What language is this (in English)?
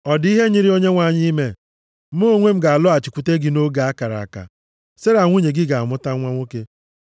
Igbo